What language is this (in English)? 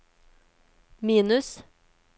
Norwegian